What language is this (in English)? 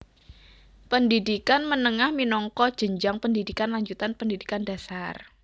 Javanese